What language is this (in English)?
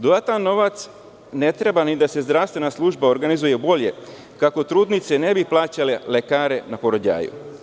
Serbian